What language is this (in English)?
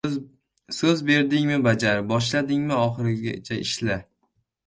Uzbek